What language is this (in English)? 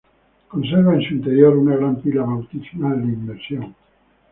Spanish